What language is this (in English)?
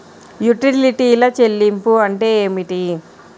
Telugu